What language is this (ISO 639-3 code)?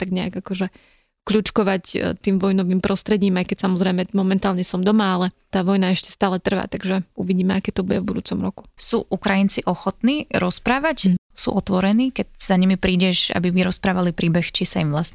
slk